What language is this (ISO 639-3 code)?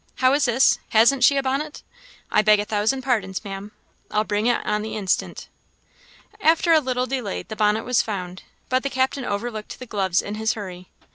eng